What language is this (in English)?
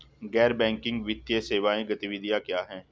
Hindi